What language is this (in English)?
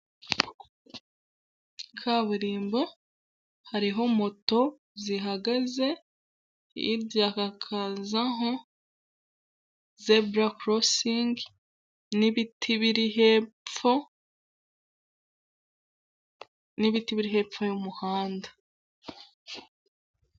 Kinyarwanda